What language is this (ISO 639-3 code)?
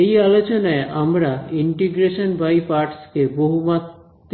ben